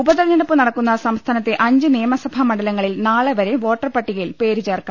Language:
Malayalam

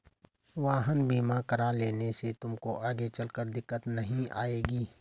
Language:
Hindi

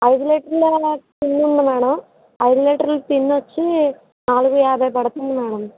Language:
Telugu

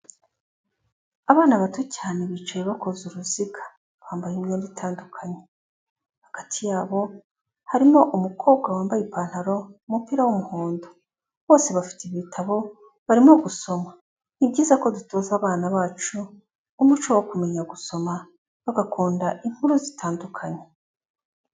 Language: Kinyarwanda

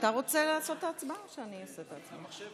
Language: Hebrew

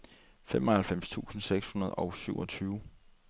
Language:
Danish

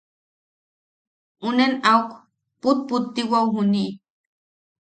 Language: Yaqui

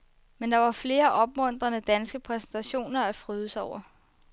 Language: Danish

